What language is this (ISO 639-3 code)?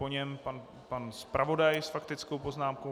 ces